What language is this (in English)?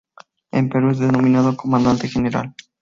Spanish